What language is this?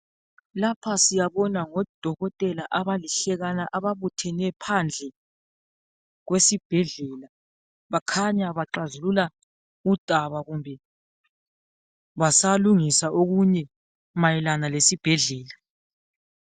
North Ndebele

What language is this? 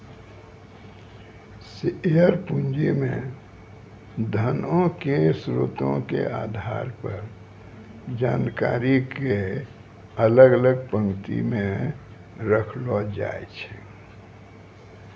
Maithili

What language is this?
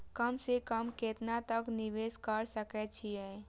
Maithili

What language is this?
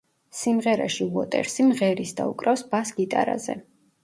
Georgian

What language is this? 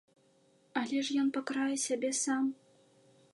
Belarusian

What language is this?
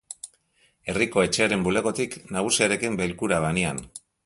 Basque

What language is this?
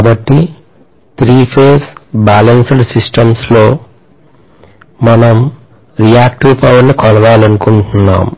Telugu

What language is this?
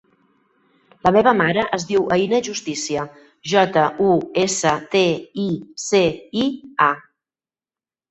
Catalan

